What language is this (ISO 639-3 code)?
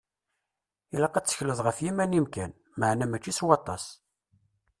kab